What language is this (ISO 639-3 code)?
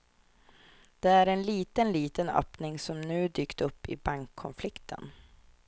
swe